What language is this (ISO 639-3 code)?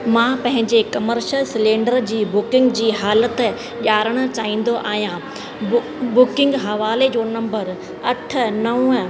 snd